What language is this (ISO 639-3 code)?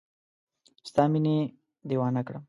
pus